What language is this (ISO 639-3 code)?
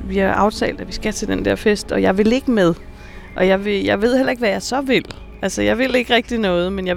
dan